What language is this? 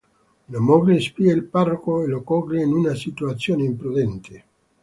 Italian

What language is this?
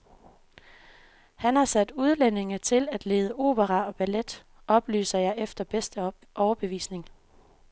Danish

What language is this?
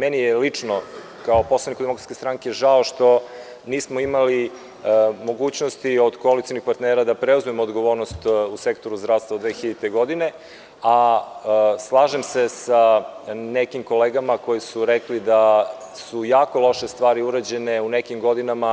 Serbian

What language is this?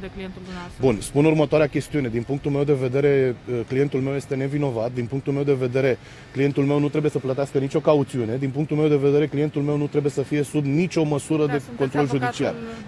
Romanian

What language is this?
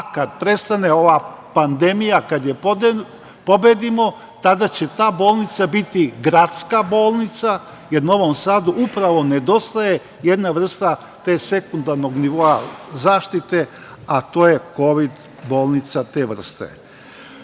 Serbian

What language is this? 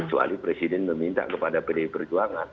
Indonesian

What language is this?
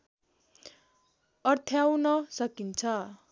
Nepali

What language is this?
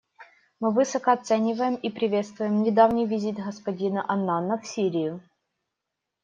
Russian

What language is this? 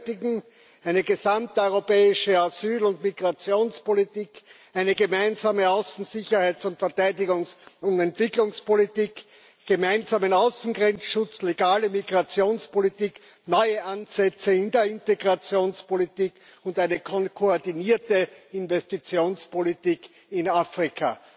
German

